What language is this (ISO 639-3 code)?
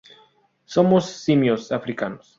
spa